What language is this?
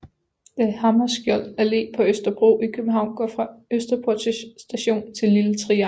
Danish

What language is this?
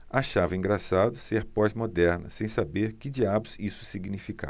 Portuguese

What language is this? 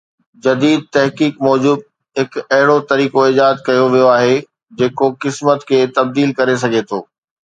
Sindhi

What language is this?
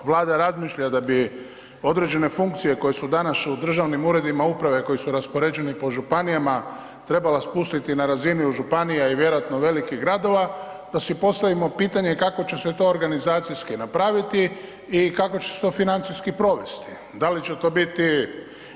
Croatian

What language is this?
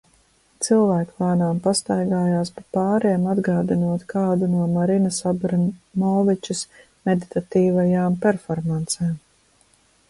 Latvian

